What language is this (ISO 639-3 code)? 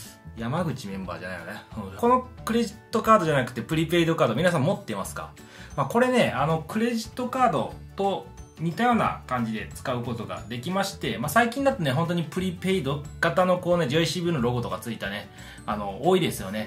jpn